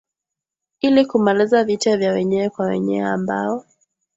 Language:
Swahili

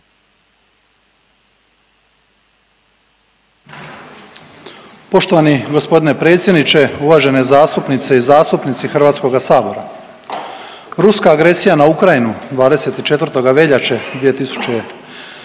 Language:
Croatian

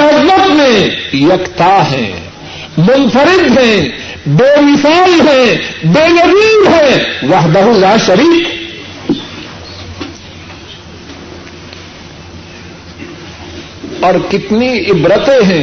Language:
Urdu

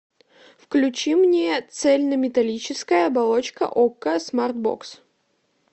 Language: Russian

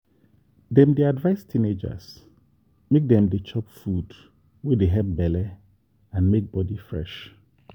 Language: Nigerian Pidgin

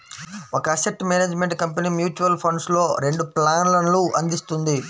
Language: Telugu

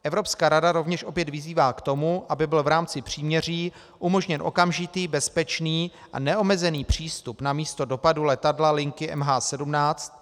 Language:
Czech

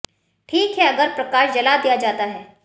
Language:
Hindi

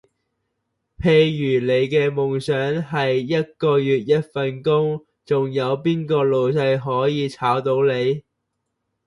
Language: Cantonese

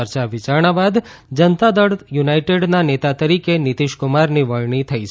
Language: Gujarati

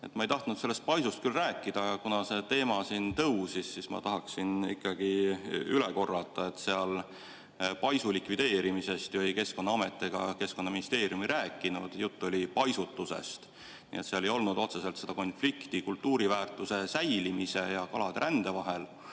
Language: Estonian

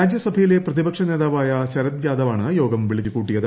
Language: Malayalam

